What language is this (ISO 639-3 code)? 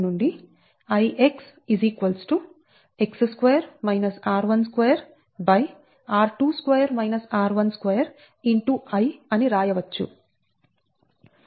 tel